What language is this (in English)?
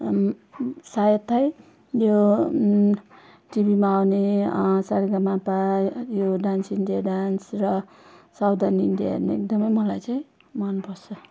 Nepali